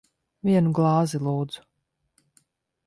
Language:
Latvian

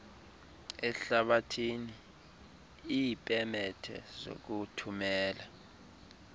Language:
Xhosa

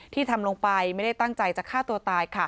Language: Thai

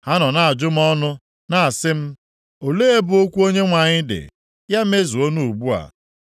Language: Igbo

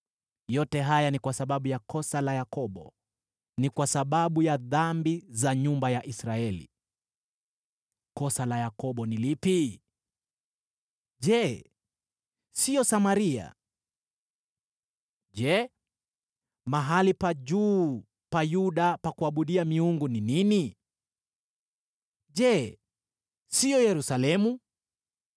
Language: Swahili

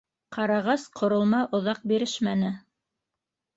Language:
Bashkir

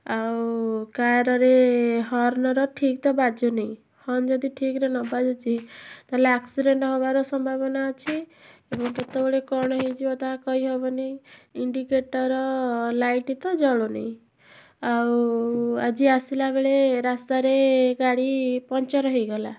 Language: Odia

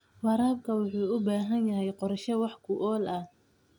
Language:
Somali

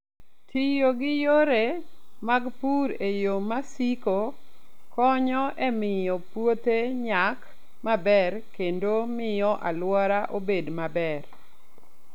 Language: Luo (Kenya and Tanzania)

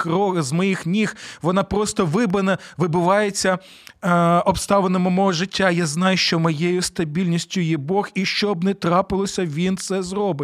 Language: Ukrainian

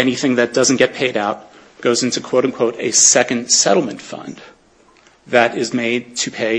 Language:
English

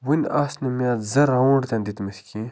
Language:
Kashmiri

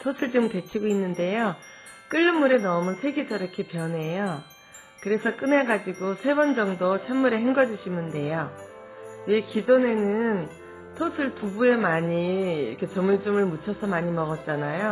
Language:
Korean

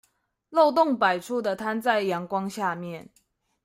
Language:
Chinese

